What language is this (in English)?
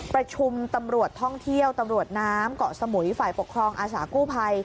Thai